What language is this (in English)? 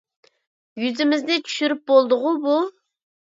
Uyghur